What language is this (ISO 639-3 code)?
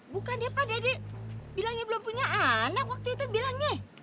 ind